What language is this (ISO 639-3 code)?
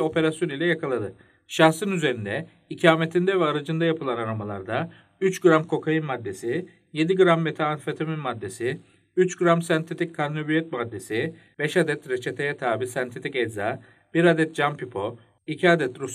tur